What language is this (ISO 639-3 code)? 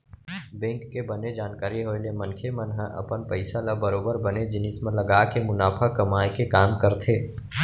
hne